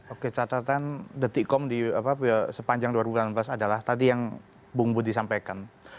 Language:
Indonesian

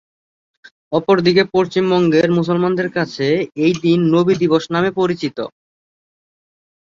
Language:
Bangla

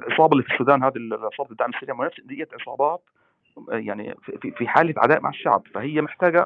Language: Arabic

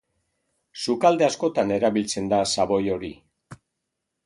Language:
Basque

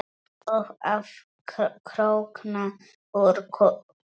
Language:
Icelandic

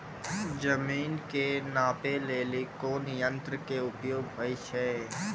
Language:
Maithili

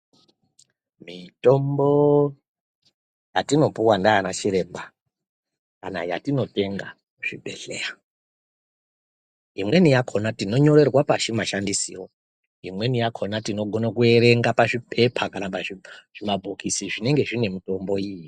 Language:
Ndau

